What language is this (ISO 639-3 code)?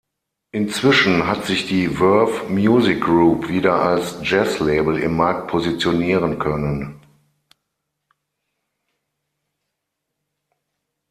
deu